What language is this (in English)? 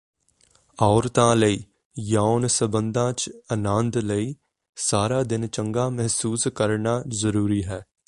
Punjabi